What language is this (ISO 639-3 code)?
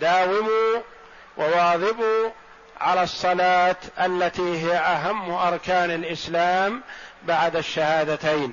ara